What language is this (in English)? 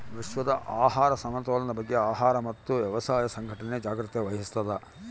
Kannada